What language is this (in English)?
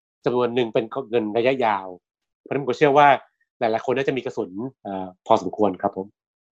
Thai